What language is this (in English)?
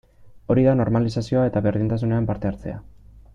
Basque